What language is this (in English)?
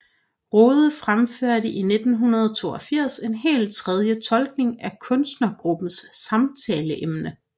Danish